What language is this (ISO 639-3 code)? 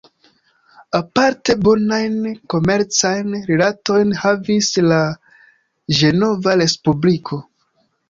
epo